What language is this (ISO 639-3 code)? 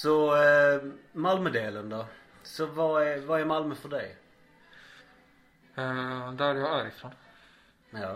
swe